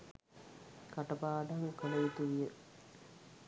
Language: Sinhala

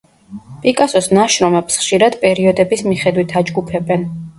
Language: Georgian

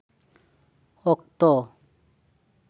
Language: Santali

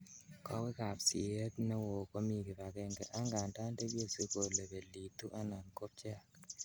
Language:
Kalenjin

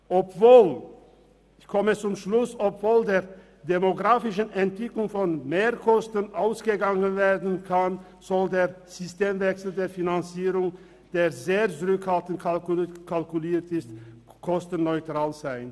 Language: Swiss German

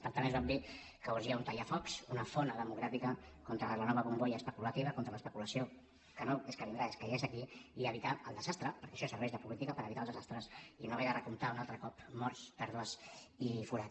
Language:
Catalan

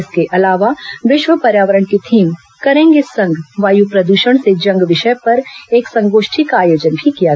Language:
Hindi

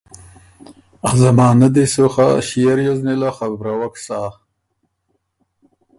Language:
Ormuri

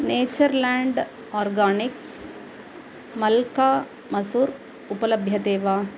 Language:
Sanskrit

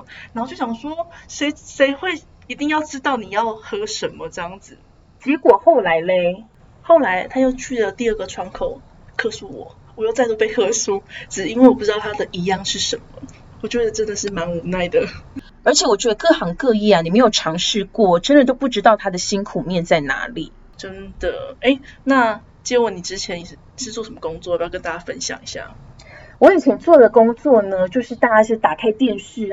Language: Chinese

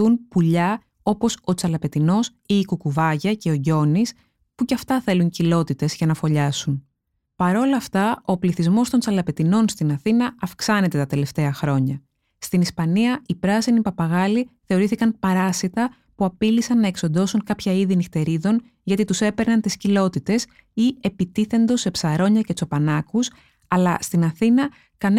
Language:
Greek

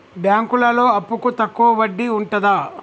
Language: Telugu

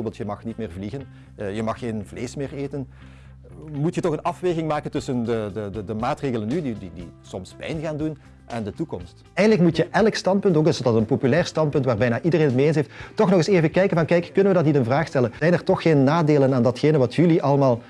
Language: Dutch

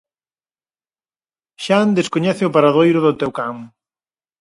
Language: Galician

